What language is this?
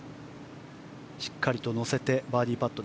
Japanese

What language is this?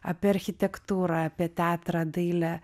Lithuanian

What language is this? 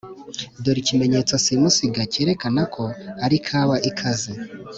Kinyarwanda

